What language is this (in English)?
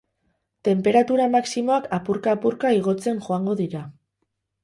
Basque